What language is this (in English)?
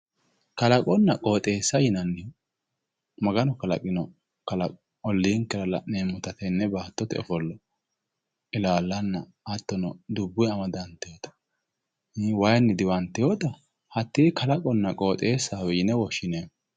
Sidamo